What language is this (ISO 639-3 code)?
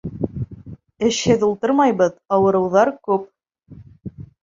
bak